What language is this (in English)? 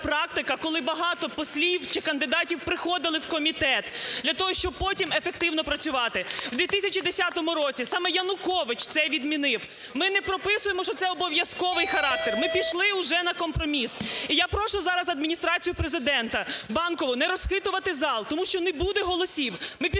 Ukrainian